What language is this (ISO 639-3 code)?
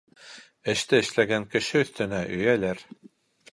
bak